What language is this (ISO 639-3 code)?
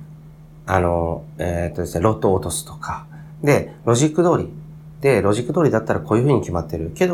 jpn